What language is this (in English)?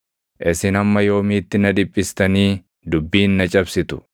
Oromo